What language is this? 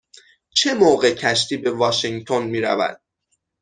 Persian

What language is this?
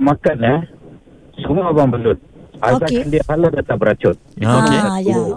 Malay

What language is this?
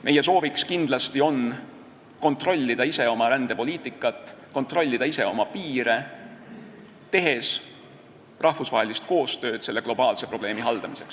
Estonian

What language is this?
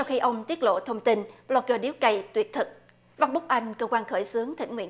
Vietnamese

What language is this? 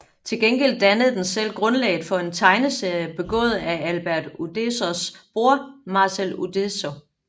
Danish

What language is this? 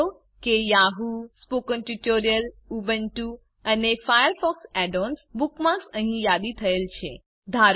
Gujarati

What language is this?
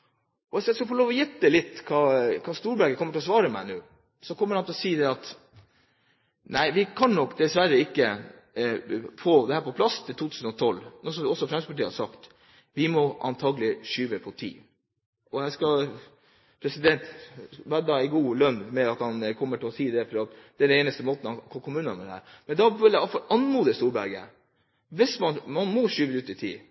Norwegian Bokmål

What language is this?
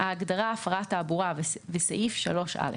Hebrew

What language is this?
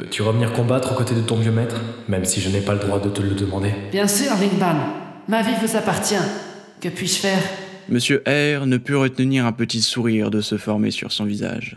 French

